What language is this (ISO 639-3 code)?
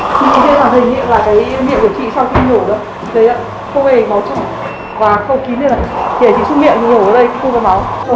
vie